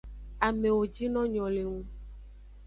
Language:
Aja (Benin)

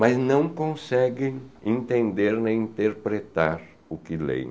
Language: Portuguese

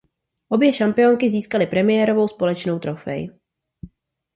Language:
Czech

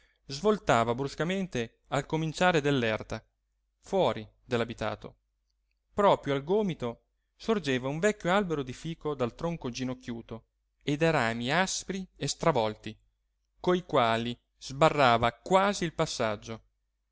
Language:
Italian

